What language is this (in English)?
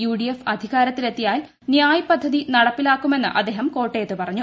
Malayalam